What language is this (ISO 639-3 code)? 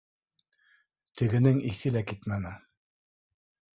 bak